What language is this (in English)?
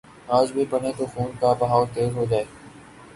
Urdu